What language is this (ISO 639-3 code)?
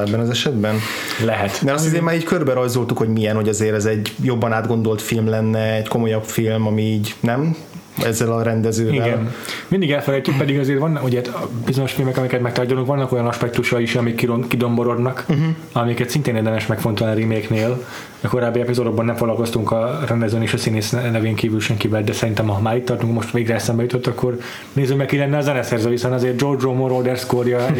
hun